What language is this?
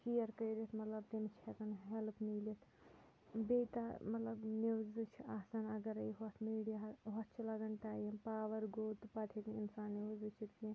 Kashmiri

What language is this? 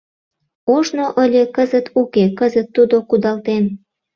Mari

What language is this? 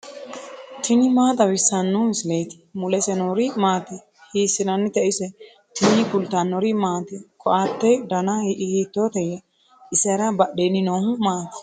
Sidamo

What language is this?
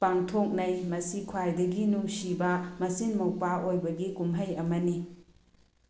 Manipuri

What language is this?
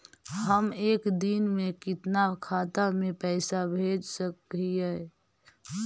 Magahi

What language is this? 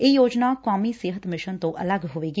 Punjabi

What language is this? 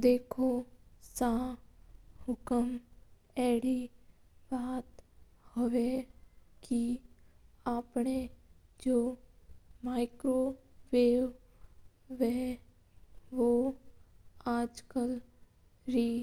Mewari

